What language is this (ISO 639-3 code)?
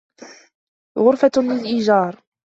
ara